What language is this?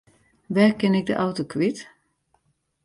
Western Frisian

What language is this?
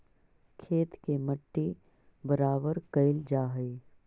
Magahi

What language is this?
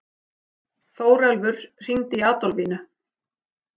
Icelandic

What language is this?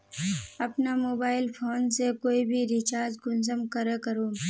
Magahi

